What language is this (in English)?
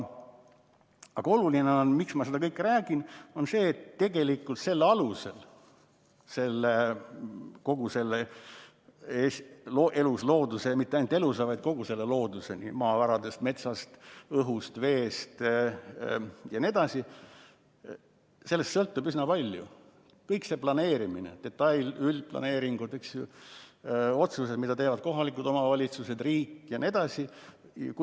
Estonian